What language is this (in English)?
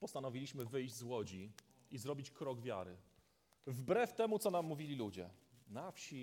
Polish